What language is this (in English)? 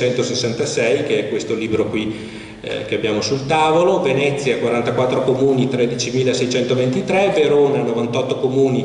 Italian